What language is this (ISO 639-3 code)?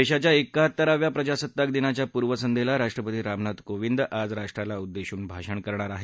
mar